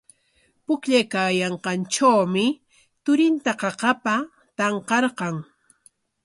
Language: Corongo Ancash Quechua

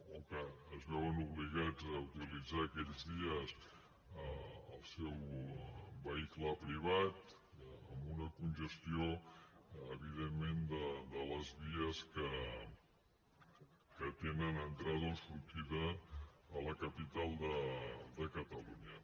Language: Catalan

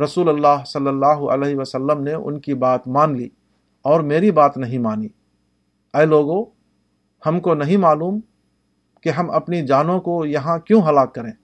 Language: Urdu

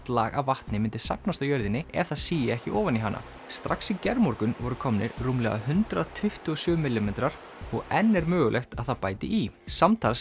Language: Icelandic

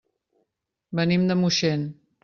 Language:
Catalan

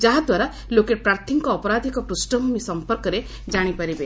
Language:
Odia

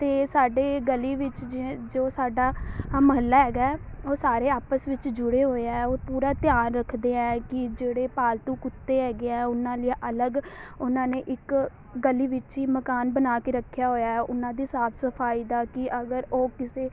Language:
Punjabi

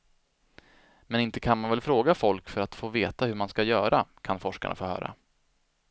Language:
Swedish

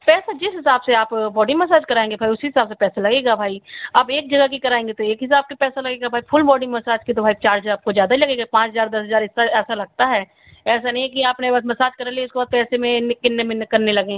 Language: Hindi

